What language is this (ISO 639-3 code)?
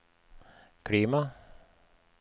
nor